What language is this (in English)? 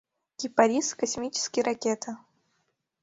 Mari